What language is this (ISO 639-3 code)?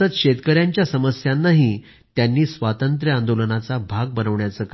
mar